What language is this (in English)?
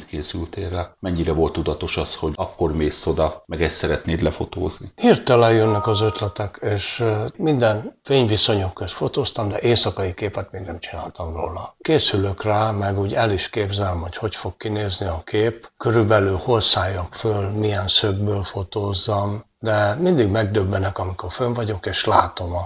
Hungarian